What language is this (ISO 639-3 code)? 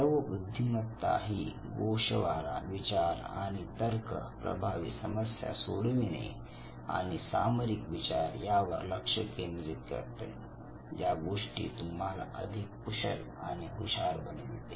mar